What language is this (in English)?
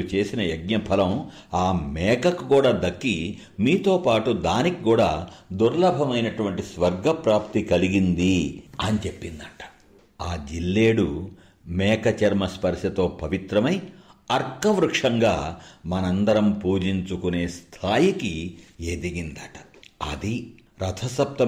Telugu